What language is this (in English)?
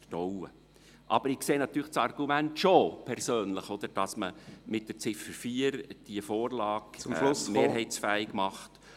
Swiss German